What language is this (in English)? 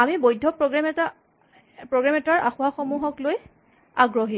Assamese